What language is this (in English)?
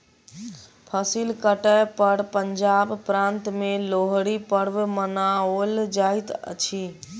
Maithili